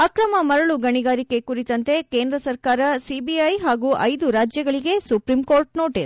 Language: Kannada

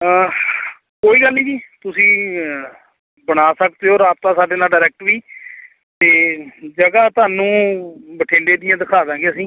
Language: Punjabi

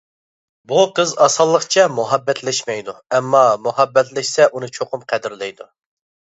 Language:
Uyghur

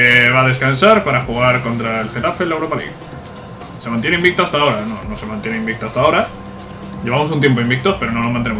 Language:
Spanish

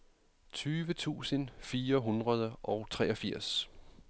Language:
Danish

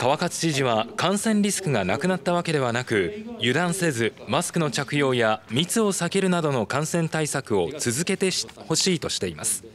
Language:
Japanese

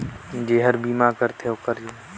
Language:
Chhattisgarhi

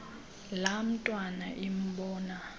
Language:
Xhosa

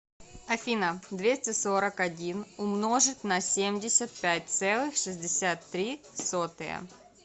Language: Russian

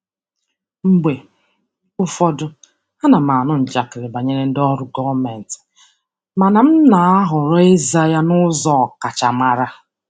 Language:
Igbo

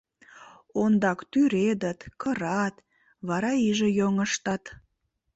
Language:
Mari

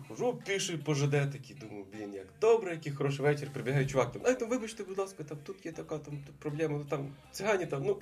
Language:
Ukrainian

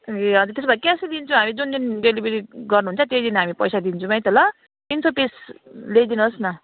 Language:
Nepali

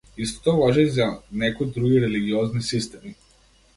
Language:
Macedonian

